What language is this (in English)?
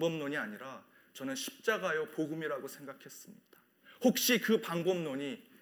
Korean